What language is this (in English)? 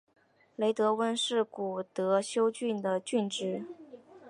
Chinese